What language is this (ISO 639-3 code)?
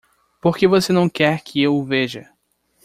por